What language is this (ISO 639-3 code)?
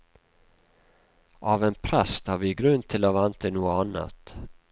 nor